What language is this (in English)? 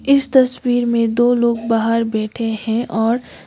Hindi